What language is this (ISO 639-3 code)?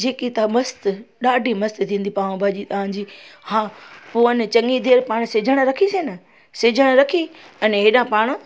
snd